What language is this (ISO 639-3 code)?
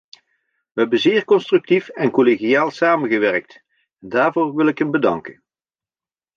nld